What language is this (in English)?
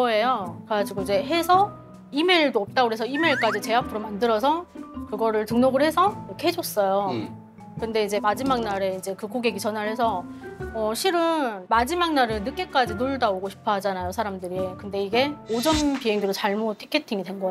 Korean